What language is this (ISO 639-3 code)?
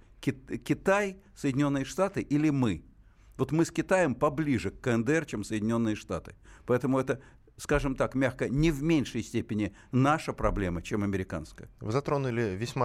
rus